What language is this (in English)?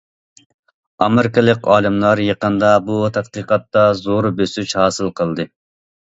Uyghur